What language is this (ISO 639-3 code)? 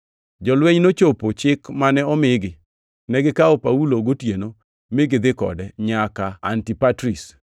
luo